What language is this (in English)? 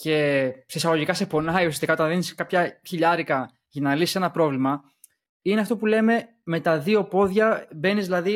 Greek